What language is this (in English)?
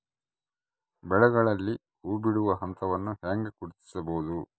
Kannada